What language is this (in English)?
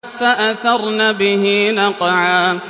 Arabic